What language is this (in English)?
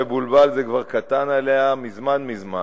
Hebrew